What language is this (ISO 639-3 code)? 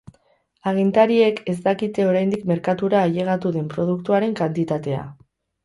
eus